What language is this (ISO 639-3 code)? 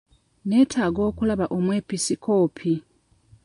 lug